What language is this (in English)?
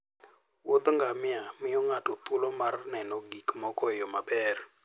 Luo (Kenya and Tanzania)